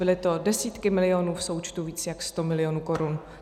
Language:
Czech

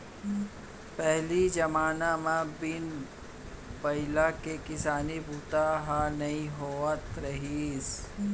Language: Chhattisgarhi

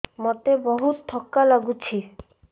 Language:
Odia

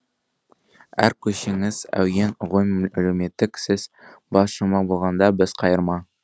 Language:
Kazakh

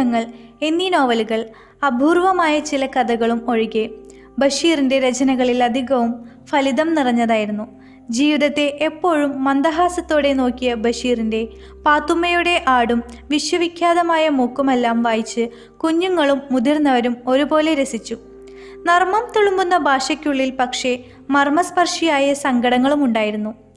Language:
Malayalam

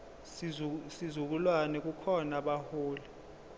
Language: Zulu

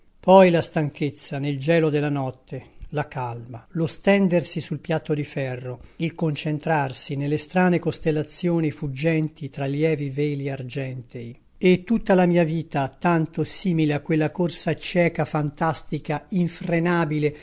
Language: Italian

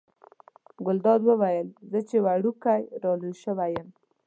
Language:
Pashto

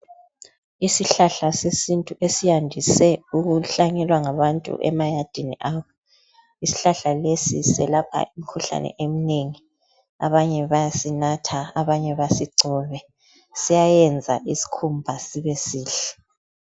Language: North Ndebele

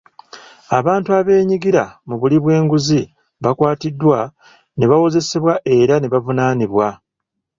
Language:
Ganda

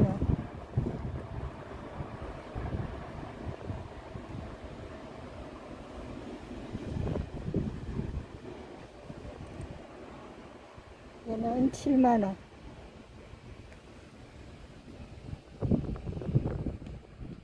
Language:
Korean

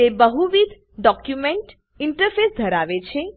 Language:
Gujarati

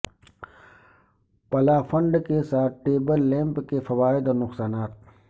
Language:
Urdu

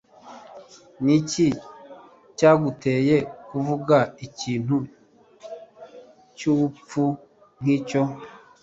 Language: Kinyarwanda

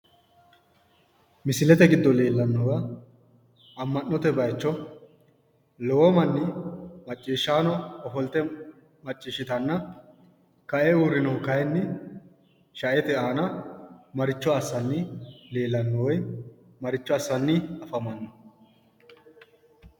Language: Sidamo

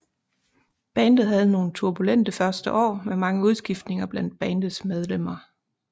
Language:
Danish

